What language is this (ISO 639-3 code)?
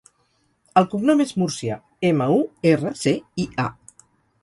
cat